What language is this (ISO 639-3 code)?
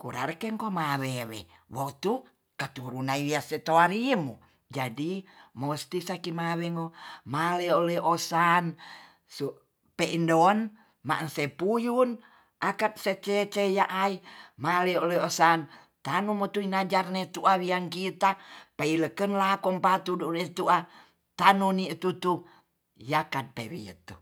txs